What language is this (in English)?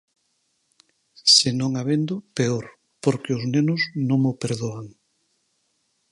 Galician